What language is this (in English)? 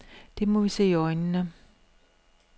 Danish